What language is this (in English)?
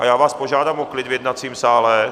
Czech